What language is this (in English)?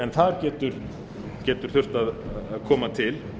Icelandic